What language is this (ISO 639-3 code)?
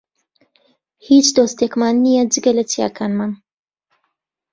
ckb